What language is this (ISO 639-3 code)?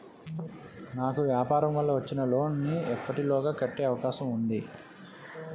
tel